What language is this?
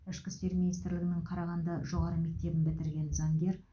Kazakh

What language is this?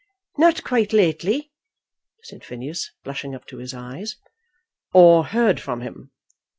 English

